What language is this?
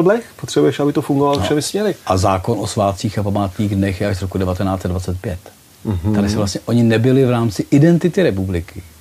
Czech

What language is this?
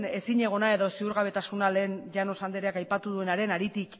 Basque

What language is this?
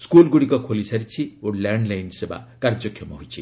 Odia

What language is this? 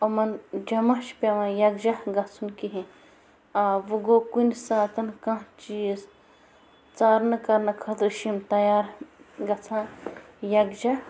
Kashmiri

